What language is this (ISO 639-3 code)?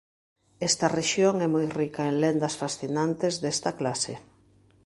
glg